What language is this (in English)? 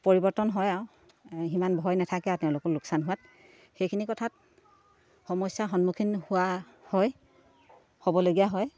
Assamese